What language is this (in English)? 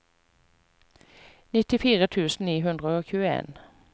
Norwegian